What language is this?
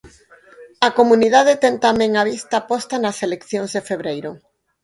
Galician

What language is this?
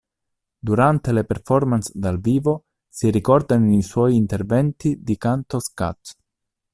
Italian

